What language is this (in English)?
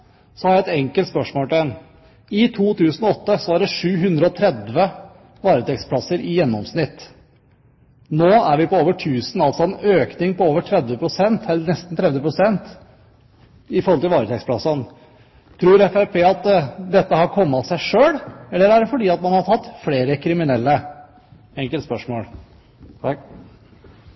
Norwegian Bokmål